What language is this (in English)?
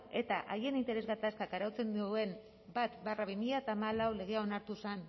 Basque